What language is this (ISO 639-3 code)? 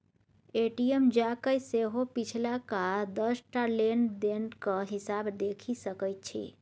mai